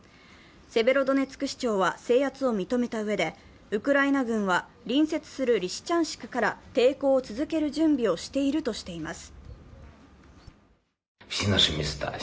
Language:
Japanese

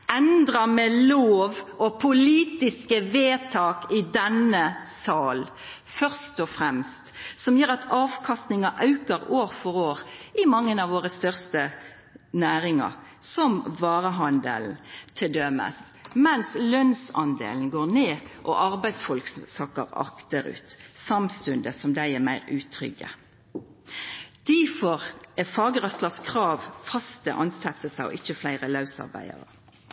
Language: Norwegian Nynorsk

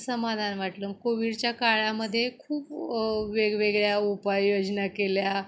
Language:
Marathi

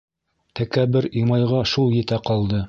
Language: Bashkir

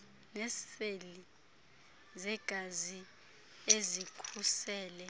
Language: Xhosa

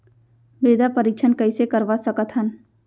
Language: Chhattisgarhi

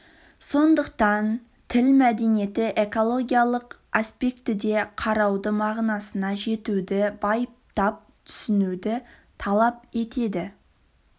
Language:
Kazakh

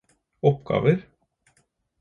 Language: Norwegian Bokmål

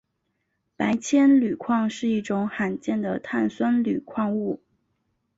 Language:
Chinese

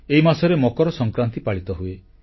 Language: Odia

